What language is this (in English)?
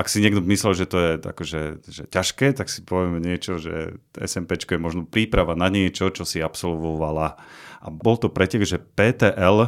Slovak